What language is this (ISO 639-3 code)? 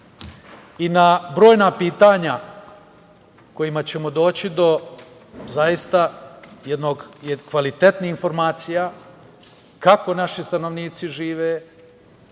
srp